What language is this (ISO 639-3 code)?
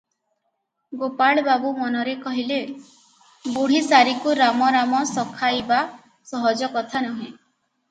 ori